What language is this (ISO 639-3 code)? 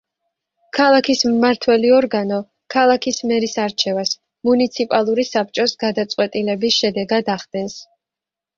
kat